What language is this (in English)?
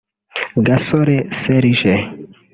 Kinyarwanda